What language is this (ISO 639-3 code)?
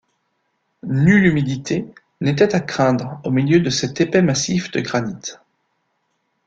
fra